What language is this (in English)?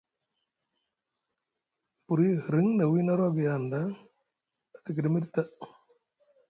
Musgu